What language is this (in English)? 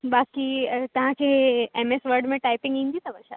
Sindhi